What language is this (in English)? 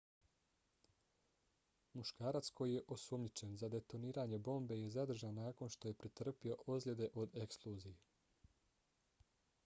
Bosnian